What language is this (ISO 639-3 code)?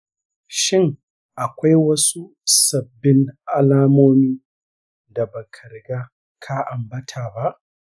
hau